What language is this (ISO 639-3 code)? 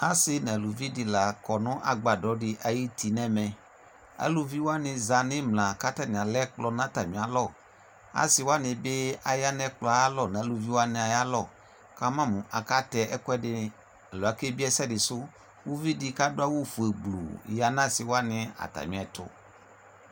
kpo